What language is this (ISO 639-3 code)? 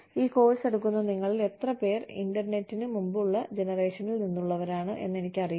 mal